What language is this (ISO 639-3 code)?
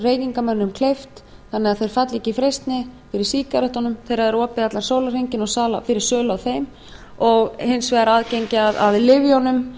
isl